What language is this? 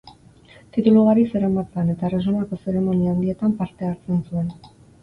Basque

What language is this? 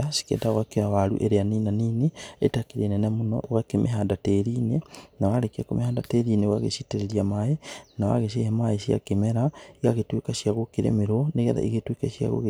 Kikuyu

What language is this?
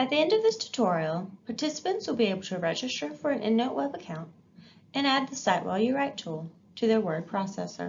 English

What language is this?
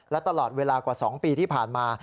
Thai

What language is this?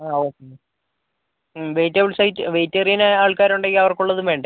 Malayalam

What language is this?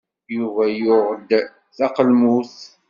Kabyle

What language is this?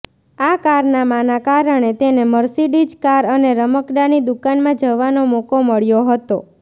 Gujarati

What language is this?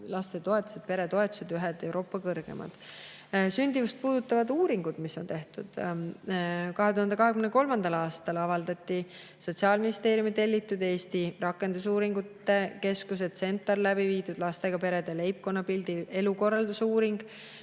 Estonian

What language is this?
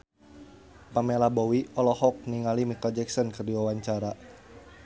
Sundanese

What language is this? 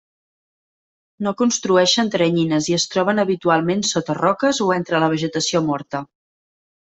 Catalan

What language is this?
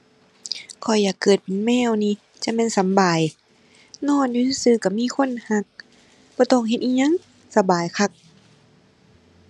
Thai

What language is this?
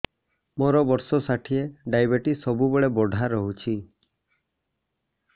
Odia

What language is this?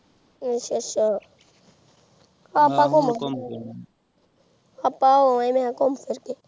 Punjabi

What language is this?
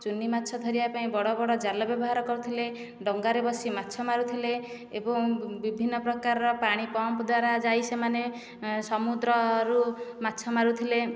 Odia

